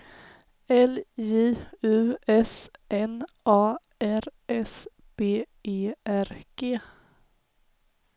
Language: Swedish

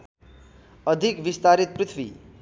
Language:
Nepali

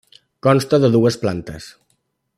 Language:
Catalan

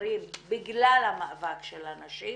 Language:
Hebrew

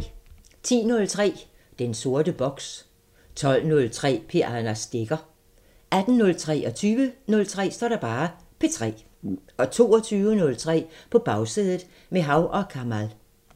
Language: Danish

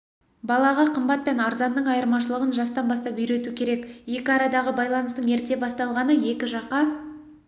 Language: Kazakh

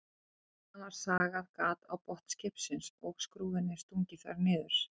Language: Icelandic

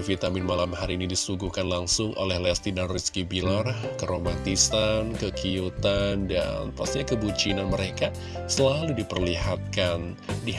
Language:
Indonesian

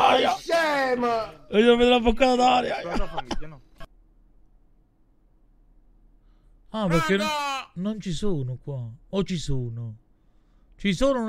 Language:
Italian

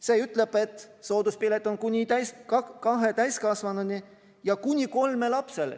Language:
Estonian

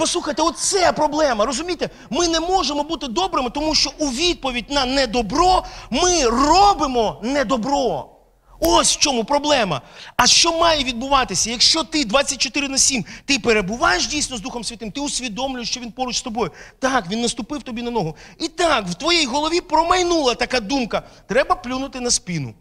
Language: Ukrainian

